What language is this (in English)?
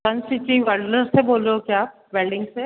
Hindi